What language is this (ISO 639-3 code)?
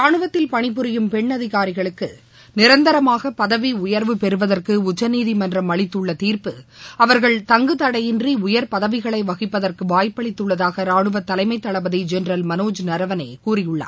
tam